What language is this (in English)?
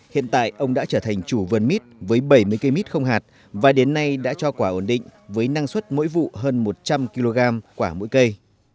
Vietnamese